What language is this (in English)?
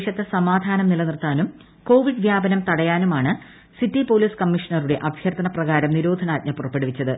Malayalam